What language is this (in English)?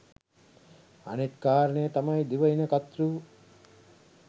Sinhala